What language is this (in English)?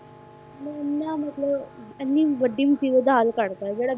Punjabi